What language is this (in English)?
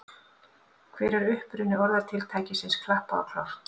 Icelandic